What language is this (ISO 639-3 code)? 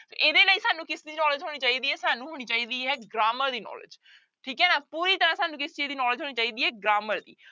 pan